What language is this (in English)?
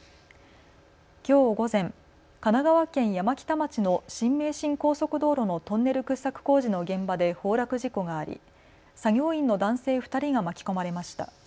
Japanese